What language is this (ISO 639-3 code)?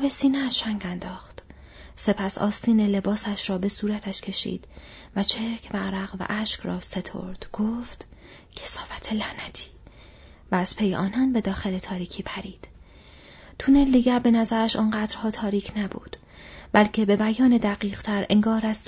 fas